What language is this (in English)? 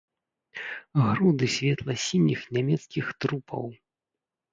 Belarusian